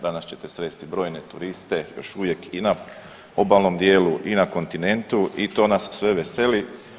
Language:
Croatian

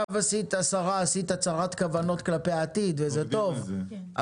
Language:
Hebrew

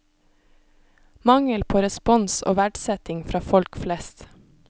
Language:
Norwegian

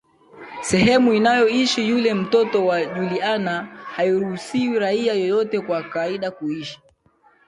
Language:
Swahili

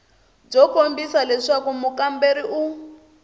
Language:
Tsonga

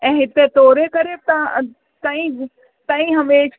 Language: Sindhi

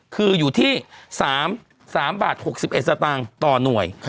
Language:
Thai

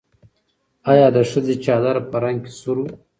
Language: Pashto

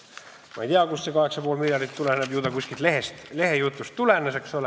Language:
Estonian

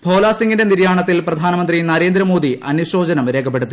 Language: Malayalam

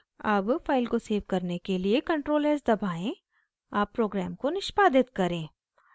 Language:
Hindi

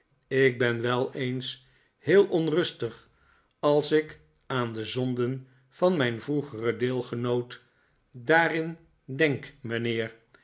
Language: Dutch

